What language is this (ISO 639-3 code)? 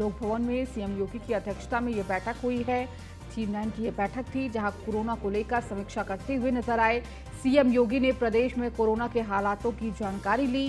hin